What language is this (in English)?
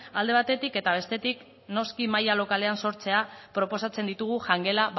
Basque